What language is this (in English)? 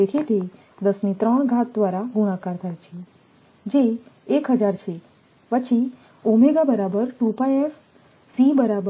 Gujarati